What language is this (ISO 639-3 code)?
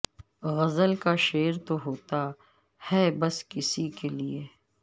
urd